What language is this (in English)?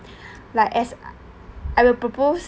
English